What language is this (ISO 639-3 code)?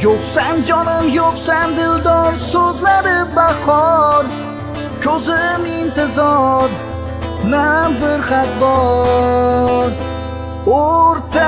tur